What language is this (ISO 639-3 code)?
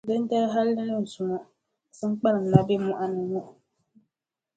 dag